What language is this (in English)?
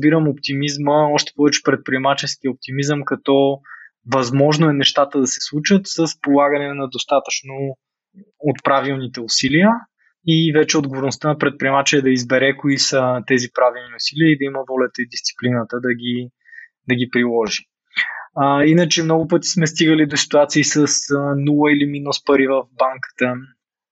Bulgarian